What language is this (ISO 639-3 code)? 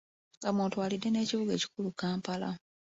lug